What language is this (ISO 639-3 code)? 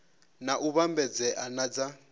ven